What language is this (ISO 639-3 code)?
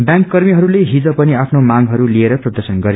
nep